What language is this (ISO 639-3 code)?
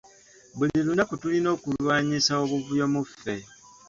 lug